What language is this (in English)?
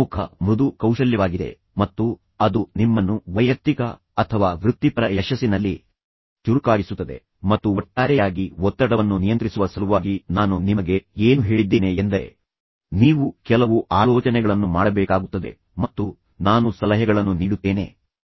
Kannada